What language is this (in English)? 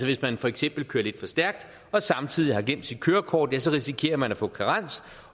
Danish